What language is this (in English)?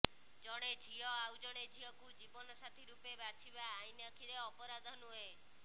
Odia